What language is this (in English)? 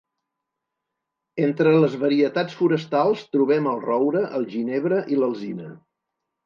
Catalan